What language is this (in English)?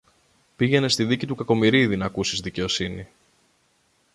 Greek